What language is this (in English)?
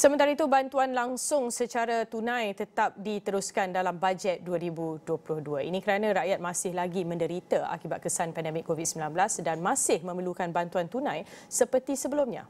Malay